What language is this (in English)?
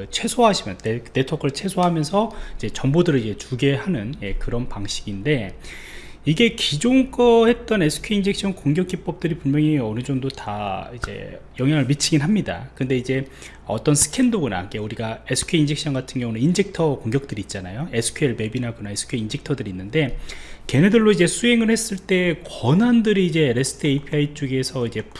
Korean